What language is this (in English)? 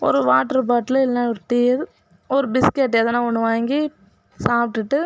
Tamil